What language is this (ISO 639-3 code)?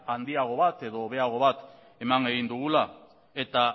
eus